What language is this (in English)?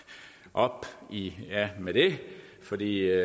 Danish